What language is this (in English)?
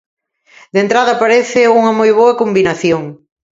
Galician